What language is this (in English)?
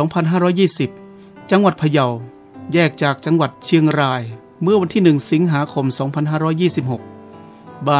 Thai